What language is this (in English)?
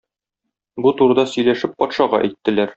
Tatar